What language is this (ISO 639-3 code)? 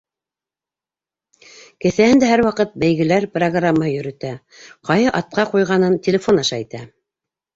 bak